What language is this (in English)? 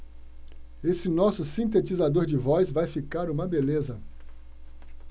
Portuguese